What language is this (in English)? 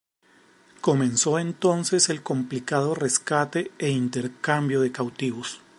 Spanish